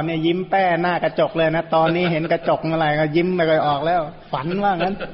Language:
Thai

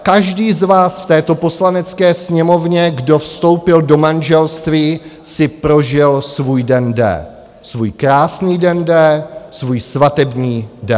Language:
Czech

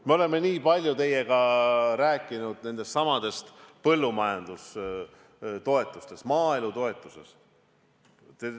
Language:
Estonian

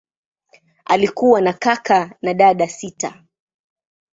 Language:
Swahili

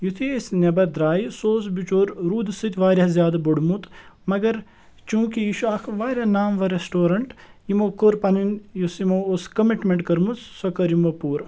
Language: Kashmiri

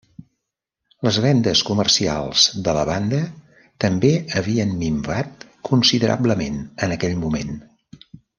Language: Catalan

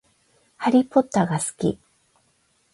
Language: Japanese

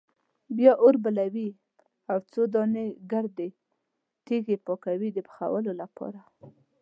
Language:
Pashto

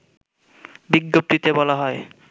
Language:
Bangla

